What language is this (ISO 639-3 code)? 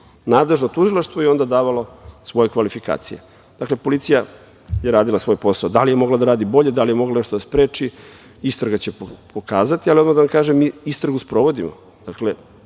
srp